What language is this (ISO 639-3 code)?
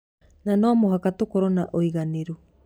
kik